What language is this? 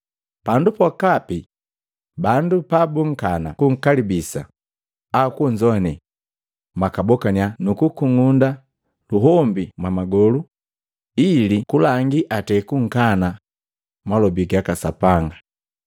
Matengo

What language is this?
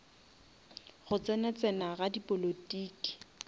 Northern Sotho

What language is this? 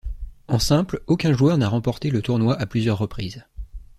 French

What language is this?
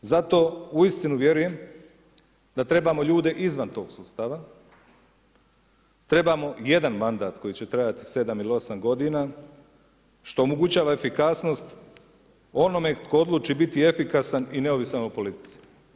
Croatian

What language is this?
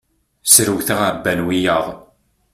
Kabyle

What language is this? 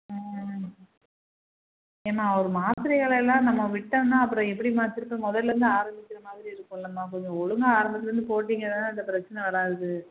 Tamil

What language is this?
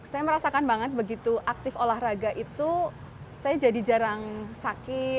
Indonesian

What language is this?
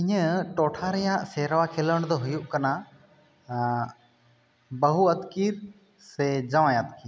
Santali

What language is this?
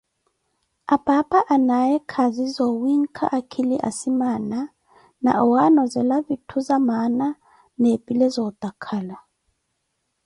Koti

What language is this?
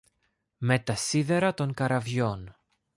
Greek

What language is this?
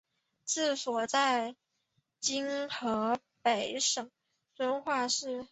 Chinese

